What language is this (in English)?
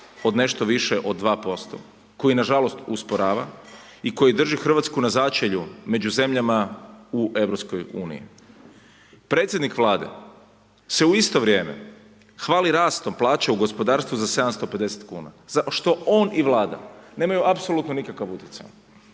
Croatian